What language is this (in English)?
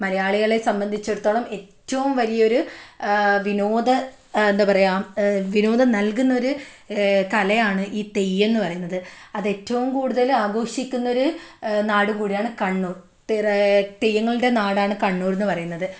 Malayalam